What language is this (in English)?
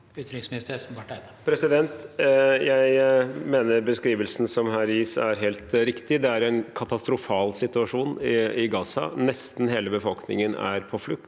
Norwegian